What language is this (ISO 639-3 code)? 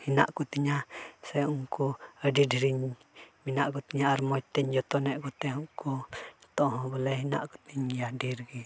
sat